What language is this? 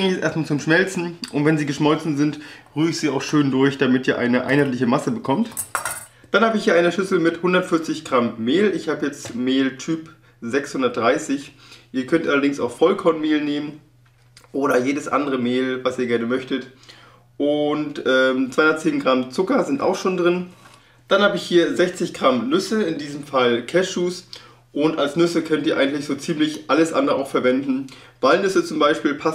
German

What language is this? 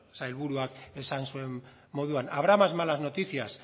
Basque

